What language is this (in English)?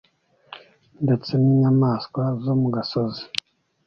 Kinyarwanda